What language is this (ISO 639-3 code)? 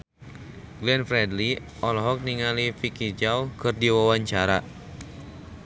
sun